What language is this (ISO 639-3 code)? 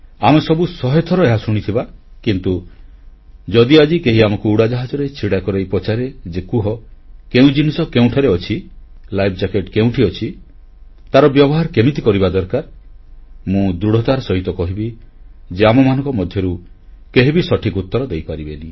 ori